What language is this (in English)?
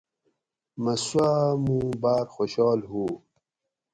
Gawri